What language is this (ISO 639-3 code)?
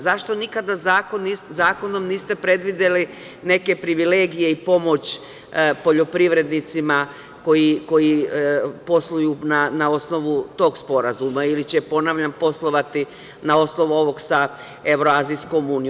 srp